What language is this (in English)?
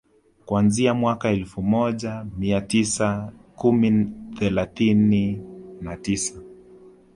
Swahili